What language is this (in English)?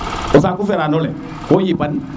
Serer